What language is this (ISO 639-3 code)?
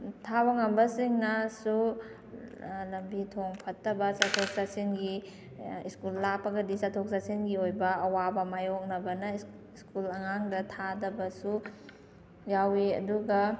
mni